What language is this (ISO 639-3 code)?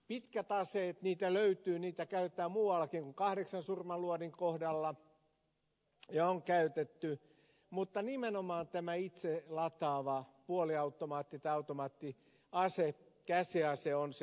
fin